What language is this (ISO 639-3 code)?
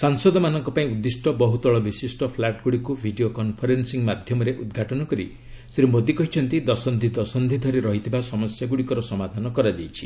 ori